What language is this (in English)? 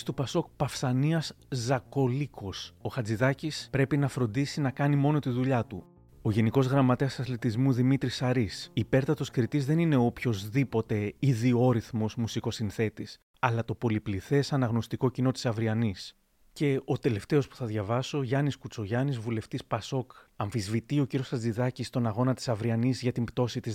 Greek